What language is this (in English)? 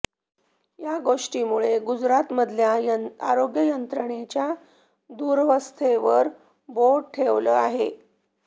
Marathi